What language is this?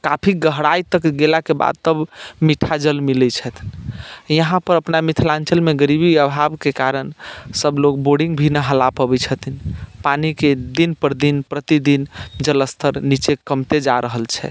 Maithili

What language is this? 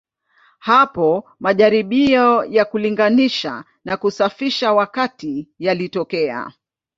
Swahili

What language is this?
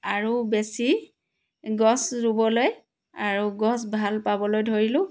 Assamese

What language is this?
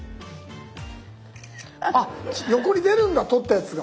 Japanese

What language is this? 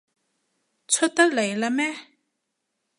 Cantonese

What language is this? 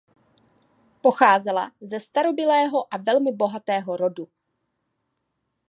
Czech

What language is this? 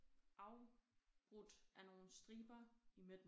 Danish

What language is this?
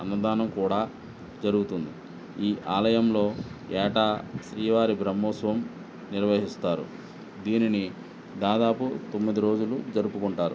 Telugu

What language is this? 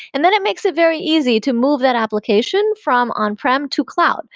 English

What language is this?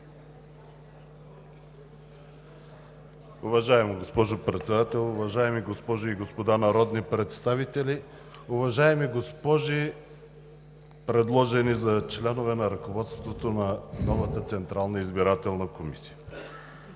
Bulgarian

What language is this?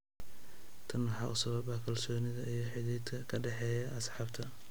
Somali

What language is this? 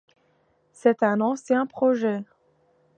French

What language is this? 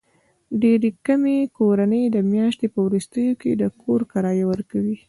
Pashto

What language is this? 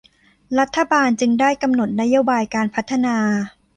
Thai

